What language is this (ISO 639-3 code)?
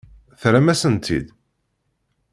kab